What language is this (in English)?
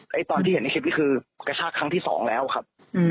Thai